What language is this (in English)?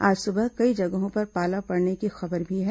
Hindi